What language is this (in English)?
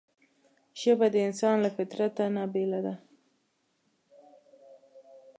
Pashto